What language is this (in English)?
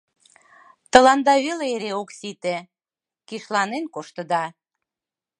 Mari